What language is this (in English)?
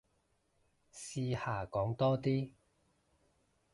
Cantonese